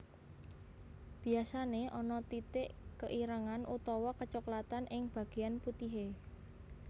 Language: Javanese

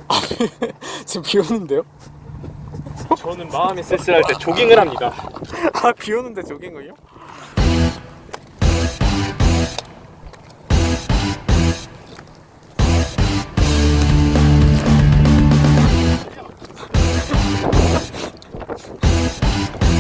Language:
Korean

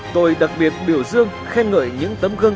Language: Vietnamese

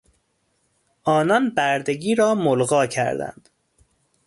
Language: Persian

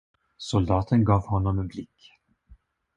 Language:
Swedish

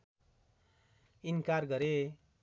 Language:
Nepali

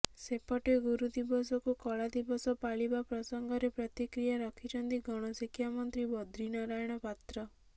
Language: Odia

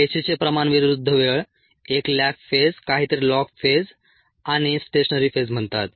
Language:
Marathi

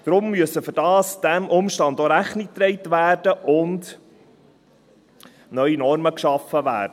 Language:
Swiss German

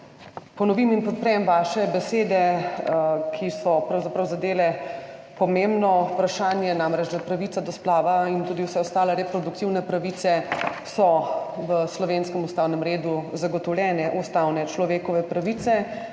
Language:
Slovenian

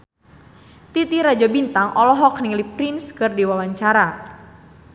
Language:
Sundanese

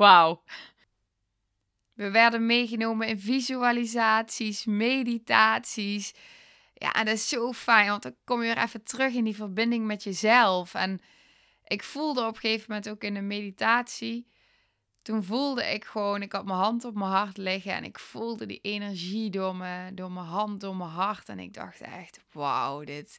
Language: Dutch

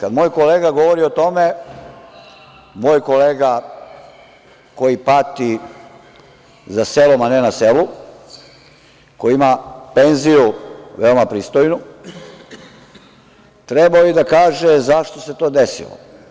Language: Serbian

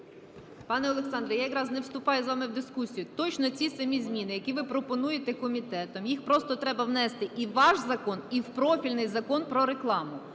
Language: Ukrainian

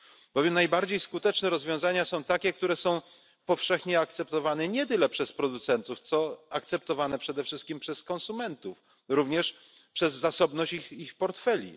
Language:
Polish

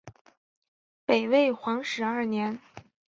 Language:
Chinese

